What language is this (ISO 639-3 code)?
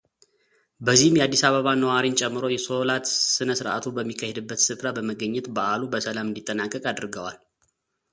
amh